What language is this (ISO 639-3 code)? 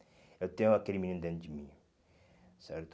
por